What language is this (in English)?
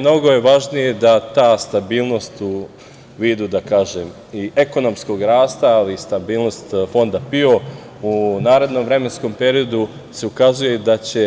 Serbian